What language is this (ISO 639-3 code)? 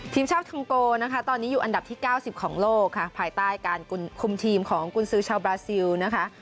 tha